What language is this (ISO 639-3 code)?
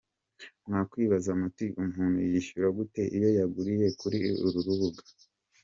kin